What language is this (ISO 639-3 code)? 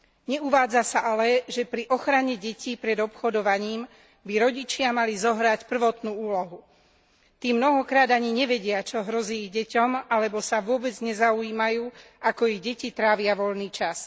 slk